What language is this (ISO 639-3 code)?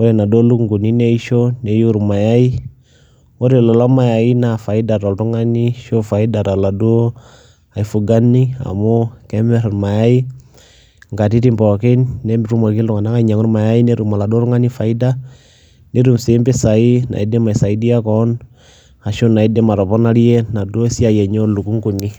mas